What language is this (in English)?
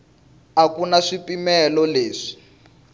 Tsonga